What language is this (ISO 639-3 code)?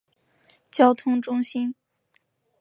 zho